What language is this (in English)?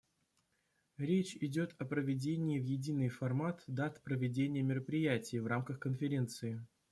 Russian